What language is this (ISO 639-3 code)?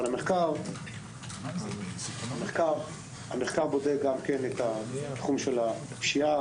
heb